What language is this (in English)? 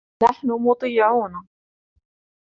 Arabic